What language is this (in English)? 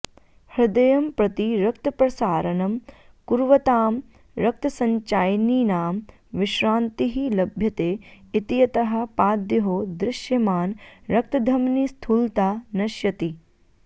Sanskrit